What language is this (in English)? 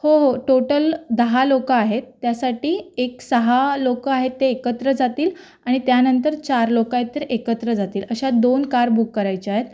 Marathi